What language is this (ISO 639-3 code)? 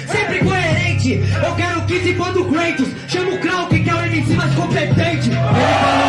por